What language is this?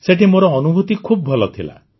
Odia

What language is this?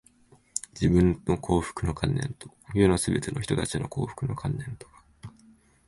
Japanese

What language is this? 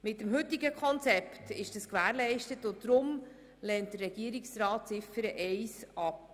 Swiss German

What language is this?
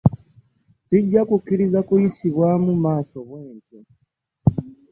Ganda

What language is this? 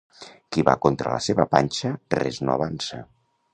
Catalan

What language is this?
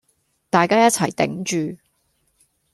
Cantonese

